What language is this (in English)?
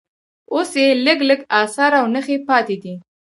Pashto